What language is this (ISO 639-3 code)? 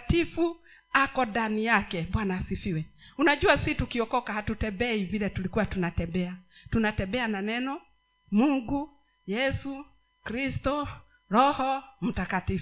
swa